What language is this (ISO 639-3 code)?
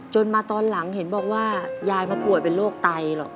tha